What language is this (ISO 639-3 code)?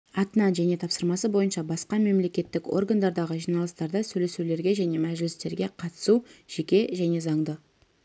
kaz